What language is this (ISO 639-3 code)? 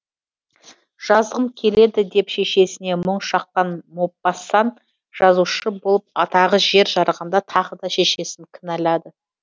kaz